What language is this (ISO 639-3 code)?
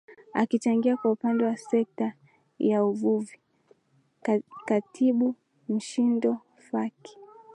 swa